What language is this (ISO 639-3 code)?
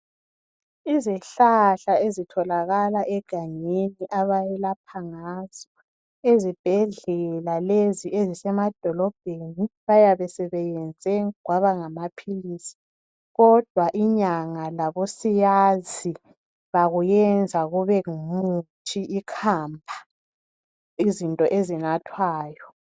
nde